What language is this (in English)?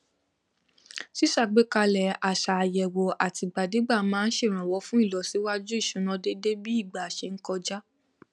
Yoruba